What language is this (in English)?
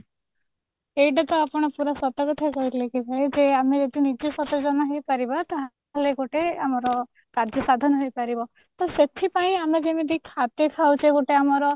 Odia